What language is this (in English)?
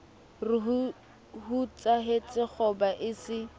Southern Sotho